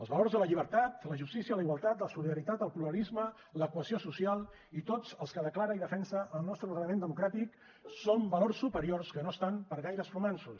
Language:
Catalan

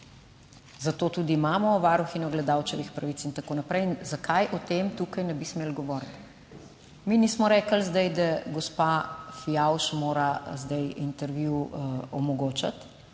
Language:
Slovenian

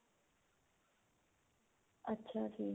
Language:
Punjabi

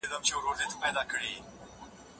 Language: Pashto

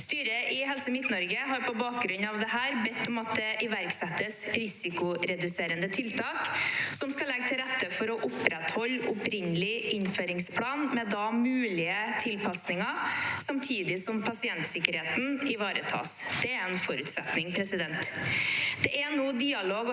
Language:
Norwegian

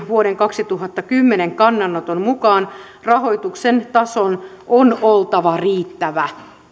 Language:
Finnish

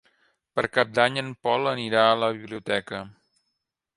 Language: Catalan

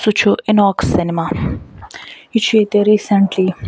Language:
Kashmiri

